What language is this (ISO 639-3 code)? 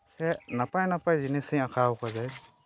sat